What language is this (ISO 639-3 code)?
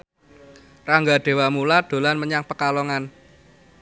jav